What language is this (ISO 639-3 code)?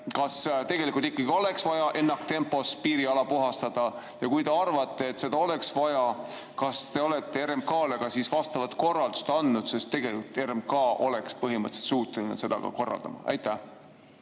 est